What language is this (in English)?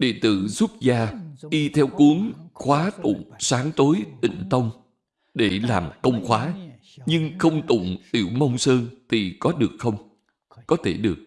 Vietnamese